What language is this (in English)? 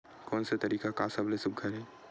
Chhattisgarhi